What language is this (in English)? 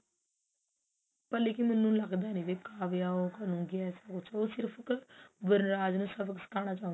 Punjabi